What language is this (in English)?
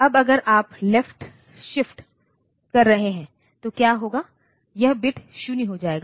Hindi